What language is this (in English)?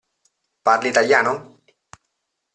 Italian